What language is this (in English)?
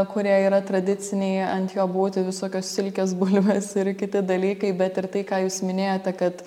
Lithuanian